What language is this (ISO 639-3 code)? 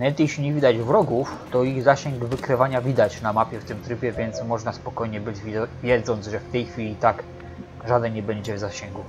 pol